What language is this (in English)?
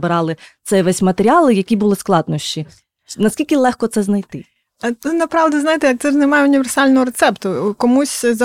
Ukrainian